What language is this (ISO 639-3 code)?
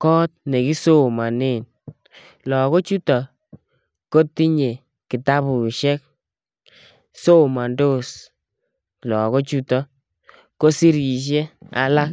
kln